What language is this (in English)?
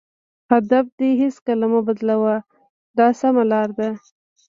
Pashto